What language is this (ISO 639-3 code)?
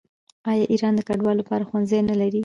pus